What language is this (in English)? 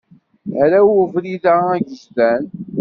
Kabyle